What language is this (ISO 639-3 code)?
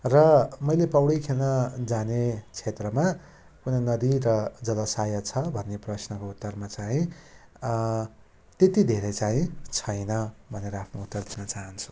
nep